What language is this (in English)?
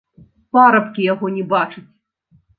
Belarusian